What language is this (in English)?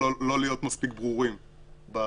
Hebrew